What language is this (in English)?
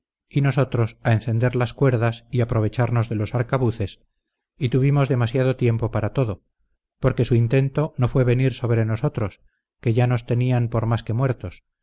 Spanish